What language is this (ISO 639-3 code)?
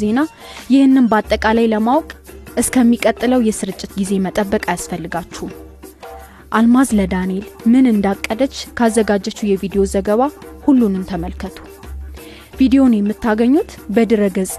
amh